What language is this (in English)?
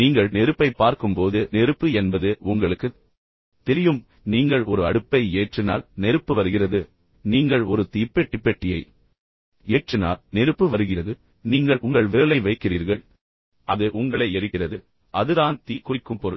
Tamil